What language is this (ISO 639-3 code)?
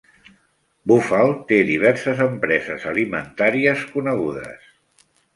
cat